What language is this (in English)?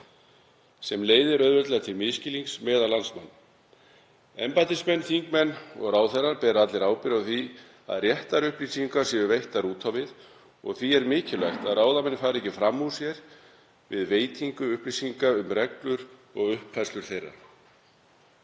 Icelandic